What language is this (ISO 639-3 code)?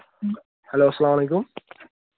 kas